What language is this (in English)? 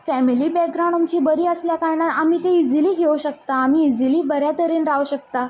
Konkani